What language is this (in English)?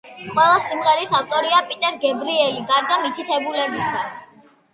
Georgian